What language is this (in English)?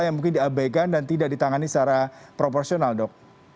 Indonesian